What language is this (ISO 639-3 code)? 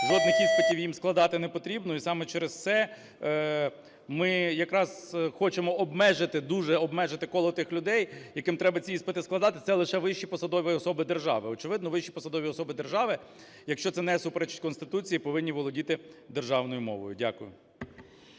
ukr